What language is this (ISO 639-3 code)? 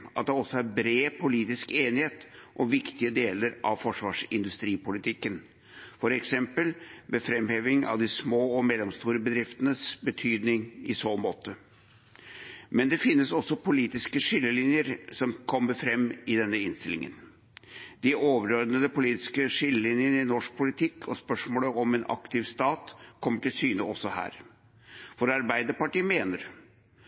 nob